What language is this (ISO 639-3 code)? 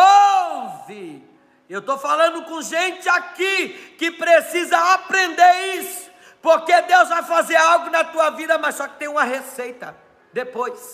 por